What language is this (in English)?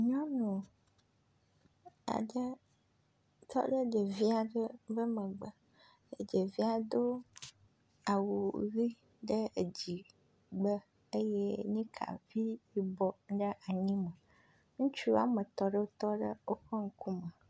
Ewe